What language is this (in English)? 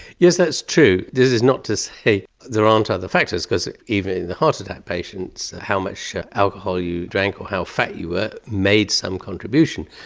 English